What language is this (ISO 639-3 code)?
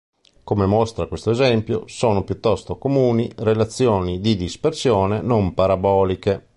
ita